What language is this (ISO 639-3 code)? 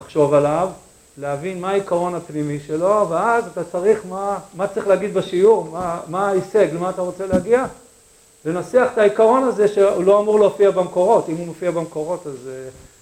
heb